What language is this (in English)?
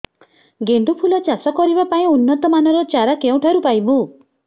Odia